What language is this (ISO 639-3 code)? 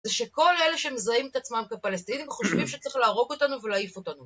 heb